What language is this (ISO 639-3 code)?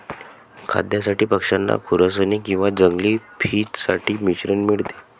mar